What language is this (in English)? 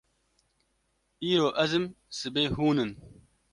Kurdish